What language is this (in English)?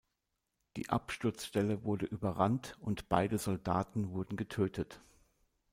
German